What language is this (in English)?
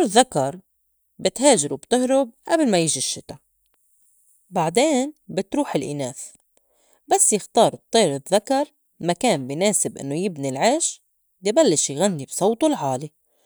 North Levantine Arabic